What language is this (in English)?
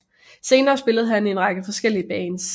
Danish